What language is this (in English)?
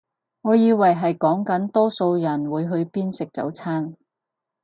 Cantonese